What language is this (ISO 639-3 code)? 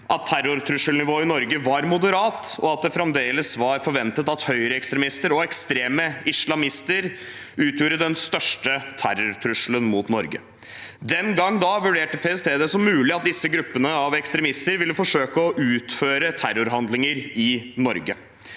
nor